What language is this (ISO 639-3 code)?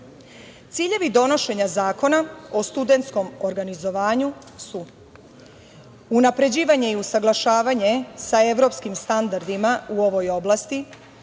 srp